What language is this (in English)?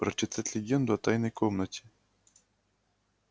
Russian